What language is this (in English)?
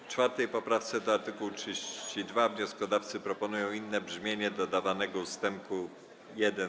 Polish